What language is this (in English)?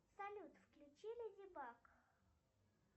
Russian